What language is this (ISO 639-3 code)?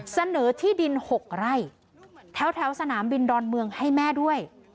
tha